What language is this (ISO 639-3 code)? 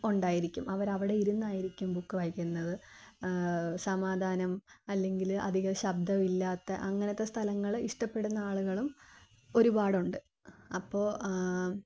mal